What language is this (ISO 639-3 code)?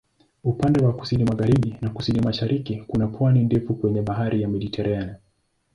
swa